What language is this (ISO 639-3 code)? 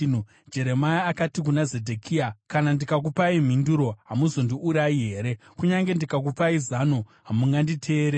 sna